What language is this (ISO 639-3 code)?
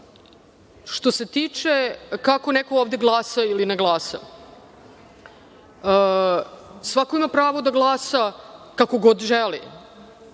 srp